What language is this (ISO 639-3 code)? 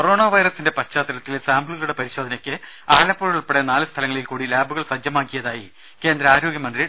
mal